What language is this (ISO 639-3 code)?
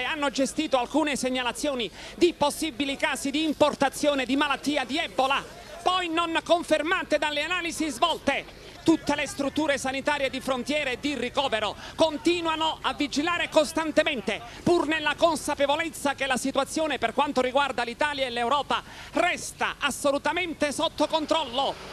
ita